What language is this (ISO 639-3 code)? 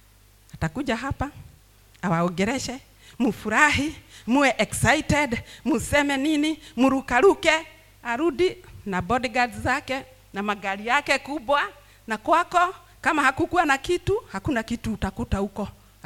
swa